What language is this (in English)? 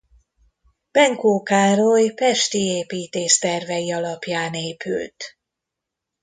Hungarian